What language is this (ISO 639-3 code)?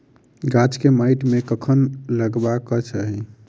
mai